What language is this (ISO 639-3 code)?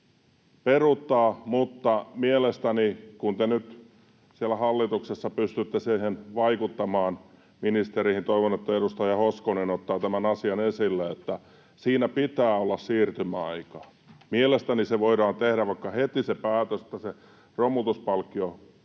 fin